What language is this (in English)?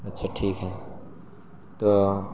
Urdu